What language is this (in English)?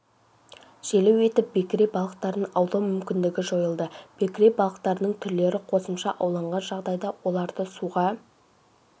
Kazakh